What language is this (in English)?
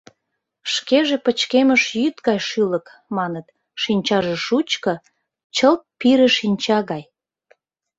Mari